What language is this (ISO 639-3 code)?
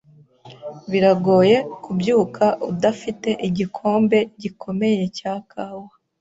kin